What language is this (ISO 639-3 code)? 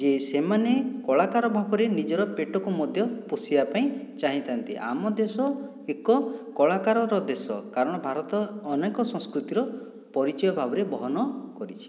ori